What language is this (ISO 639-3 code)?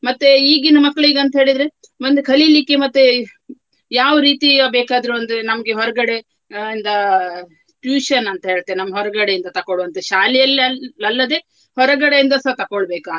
kan